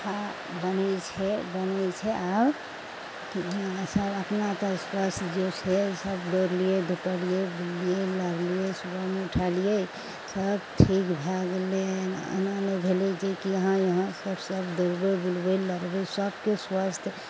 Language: Maithili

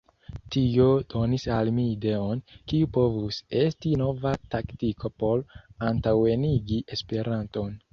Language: Esperanto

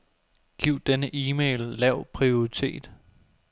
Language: Danish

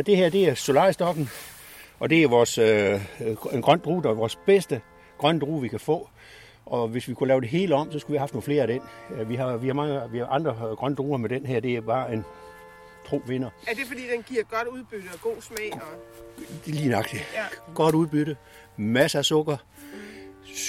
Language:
Danish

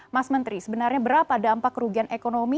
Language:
Indonesian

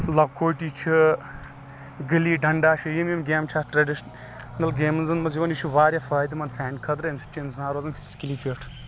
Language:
Kashmiri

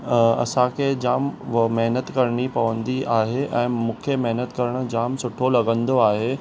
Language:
Sindhi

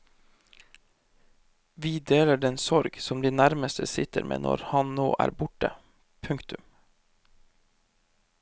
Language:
Norwegian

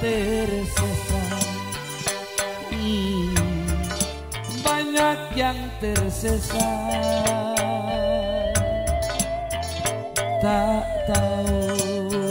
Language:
Indonesian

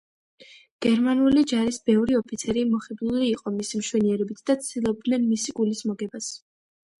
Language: Georgian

